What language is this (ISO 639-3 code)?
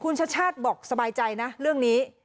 tha